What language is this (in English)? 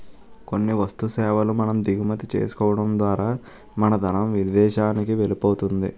Telugu